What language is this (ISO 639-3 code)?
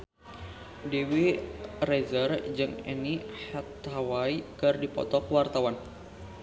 sun